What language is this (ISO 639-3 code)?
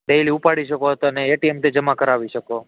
guj